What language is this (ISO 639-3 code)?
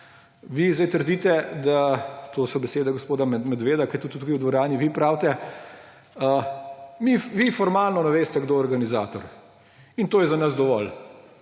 slv